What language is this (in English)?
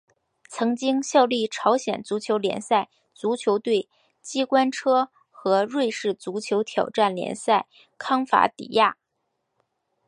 Chinese